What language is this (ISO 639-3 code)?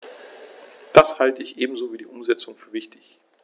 deu